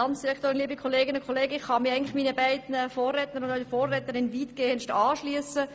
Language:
Swiss German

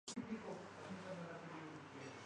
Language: Urdu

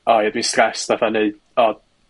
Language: Welsh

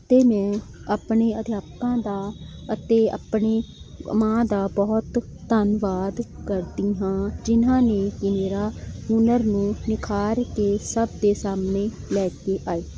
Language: Punjabi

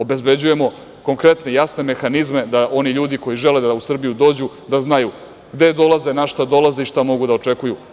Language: Serbian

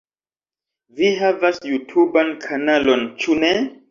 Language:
Esperanto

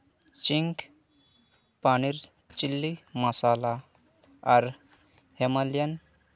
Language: Santali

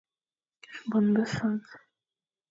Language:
Fang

